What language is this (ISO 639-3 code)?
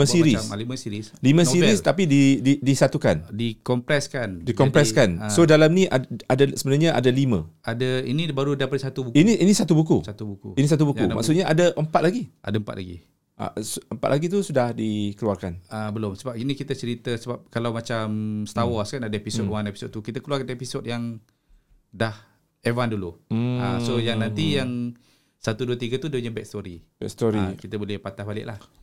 msa